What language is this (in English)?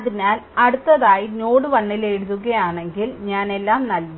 Malayalam